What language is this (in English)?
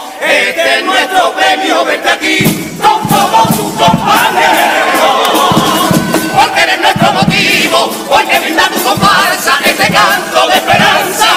Spanish